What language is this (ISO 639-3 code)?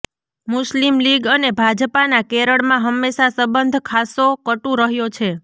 guj